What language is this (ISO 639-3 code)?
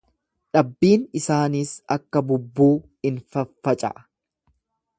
orm